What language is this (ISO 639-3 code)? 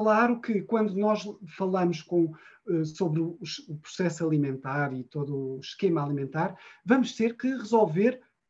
por